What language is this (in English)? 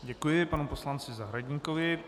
Czech